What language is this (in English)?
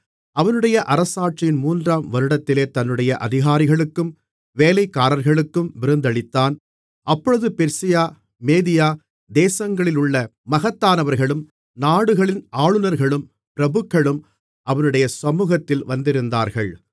Tamil